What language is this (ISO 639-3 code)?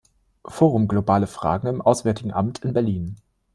deu